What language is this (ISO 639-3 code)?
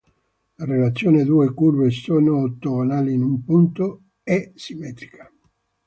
ita